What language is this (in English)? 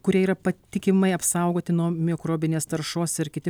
Lithuanian